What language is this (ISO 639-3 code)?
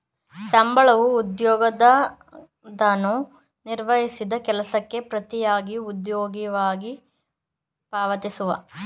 kan